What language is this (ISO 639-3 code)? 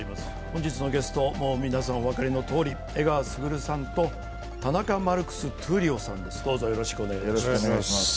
jpn